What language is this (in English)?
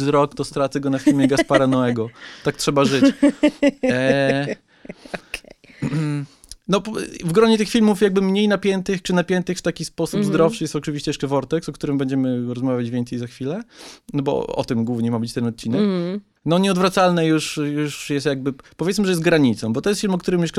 Polish